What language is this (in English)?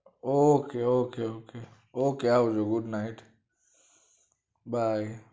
Gujarati